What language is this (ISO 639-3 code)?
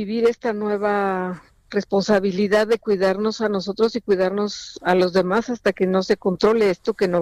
spa